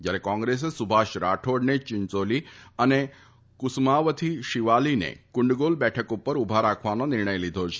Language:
Gujarati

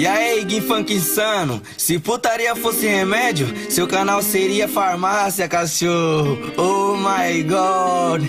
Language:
Portuguese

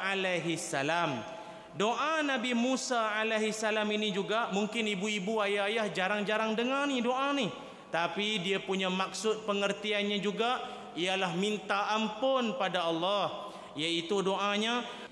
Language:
Malay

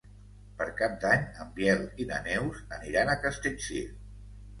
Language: Catalan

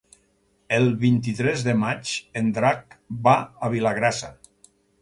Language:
Catalan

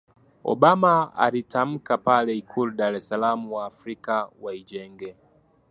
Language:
Swahili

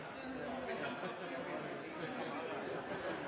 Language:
Norwegian Bokmål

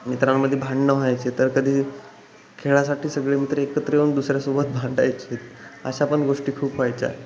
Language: Marathi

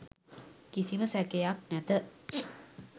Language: Sinhala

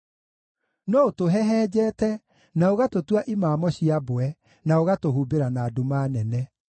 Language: Kikuyu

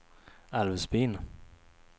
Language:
Swedish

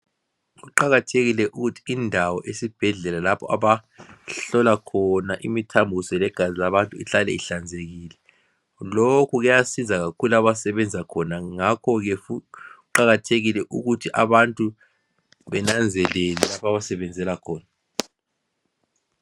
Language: North Ndebele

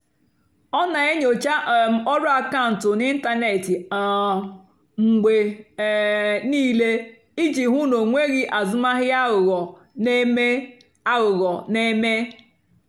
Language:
Igbo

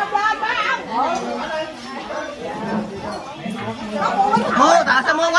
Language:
Vietnamese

